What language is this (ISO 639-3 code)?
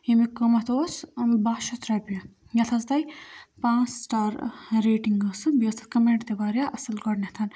kas